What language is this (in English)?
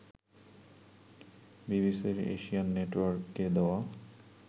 Bangla